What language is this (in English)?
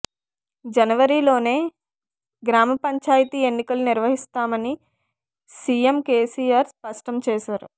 Telugu